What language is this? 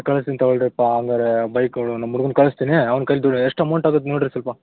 Kannada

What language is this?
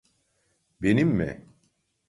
Turkish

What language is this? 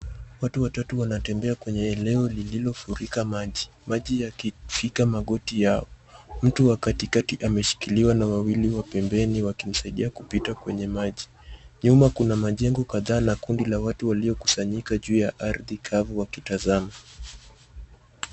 Swahili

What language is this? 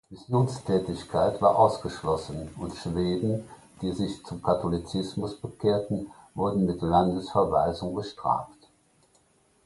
German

